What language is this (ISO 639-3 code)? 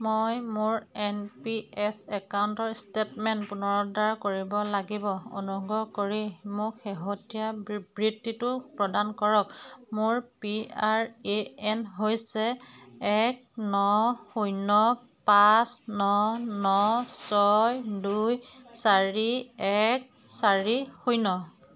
asm